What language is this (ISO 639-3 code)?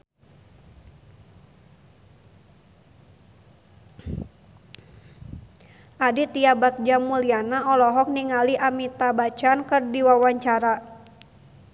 sun